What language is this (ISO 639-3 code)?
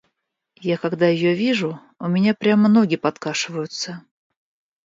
rus